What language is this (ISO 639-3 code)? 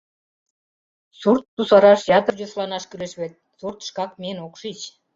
chm